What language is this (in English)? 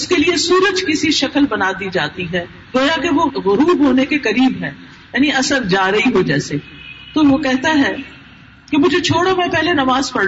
Urdu